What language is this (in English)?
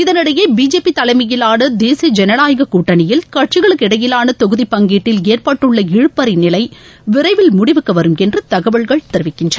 Tamil